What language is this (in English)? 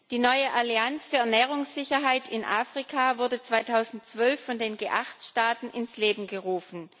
German